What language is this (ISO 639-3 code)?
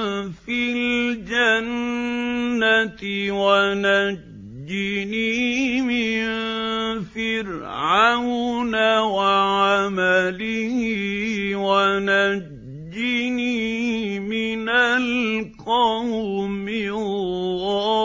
ara